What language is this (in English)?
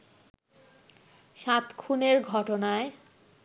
Bangla